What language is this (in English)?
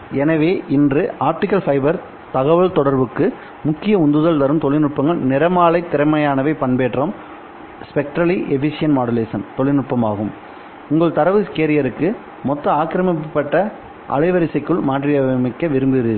Tamil